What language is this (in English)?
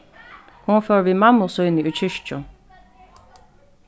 Faroese